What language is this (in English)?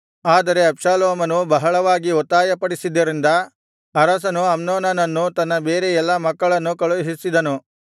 Kannada